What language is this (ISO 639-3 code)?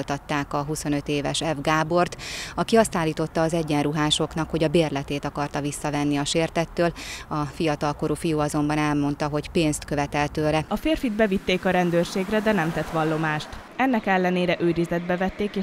hun